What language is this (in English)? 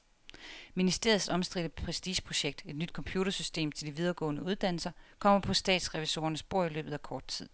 Danish